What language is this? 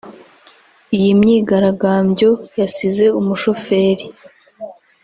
Kinyarwanda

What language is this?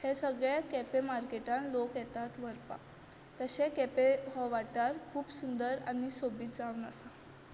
Konkani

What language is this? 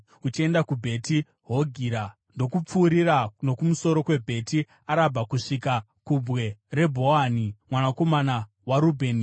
Shona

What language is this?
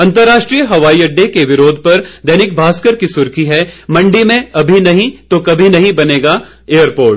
Hindi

